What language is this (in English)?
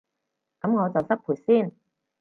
Cantonese